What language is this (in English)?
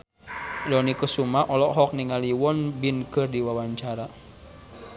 Sundanese